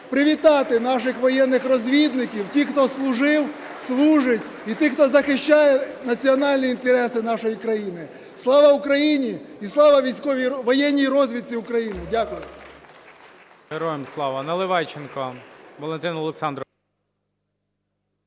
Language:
Ukrainian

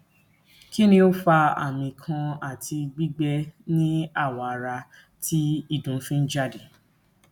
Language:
Yoruba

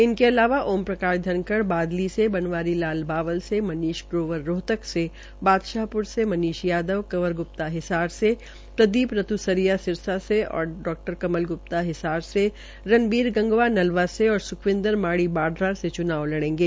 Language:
Hindi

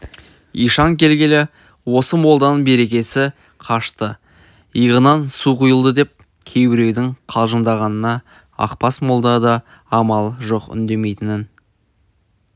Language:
Kazakh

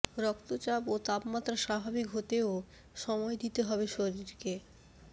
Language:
Bangla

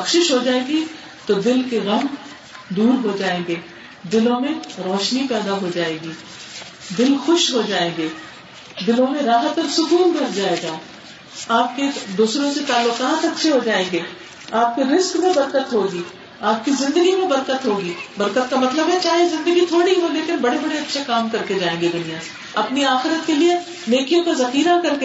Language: Urdu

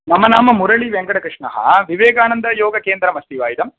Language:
Sanskrit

